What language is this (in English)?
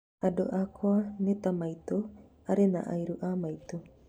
Kikuyu